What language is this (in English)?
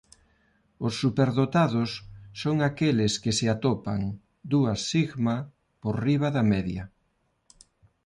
Galician